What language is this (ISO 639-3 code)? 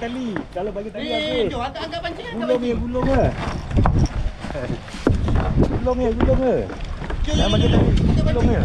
msa